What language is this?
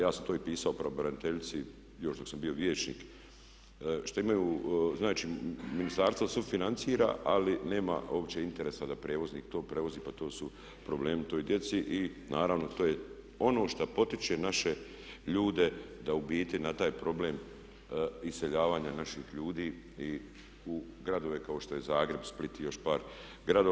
Croatian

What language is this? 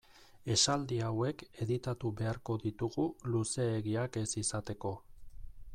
Basque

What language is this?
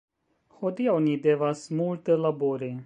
Esperanto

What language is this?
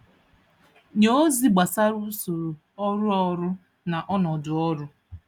Igbo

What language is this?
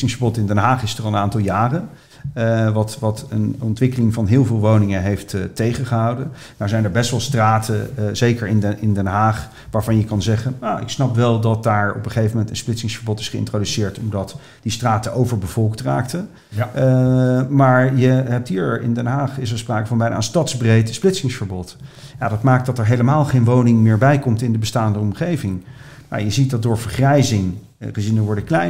Dutch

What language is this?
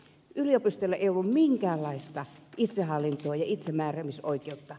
Finnish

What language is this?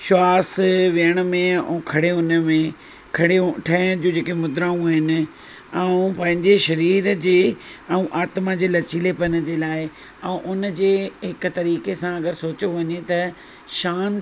Sindhi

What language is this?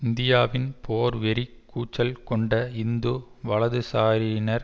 Tamil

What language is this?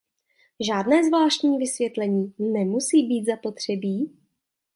Czech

